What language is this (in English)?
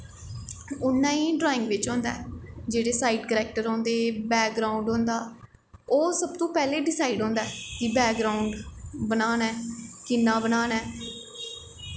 Dogri